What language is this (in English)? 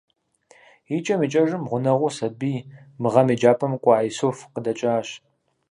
Kabardian